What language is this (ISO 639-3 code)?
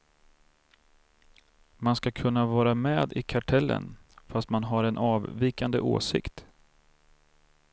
swe